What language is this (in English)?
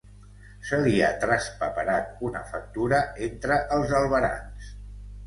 Catalan